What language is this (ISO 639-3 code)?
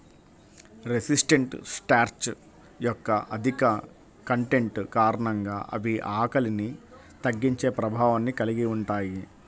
tel